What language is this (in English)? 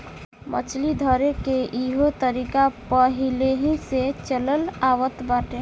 Bhojpuri